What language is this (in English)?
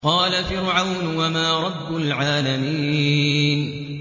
Arabic